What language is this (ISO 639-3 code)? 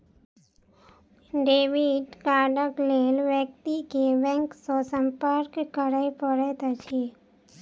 mai